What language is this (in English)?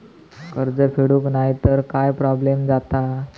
Marathi